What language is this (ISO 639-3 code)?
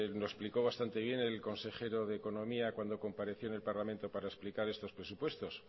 spa